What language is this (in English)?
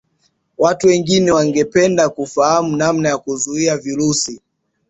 Swahili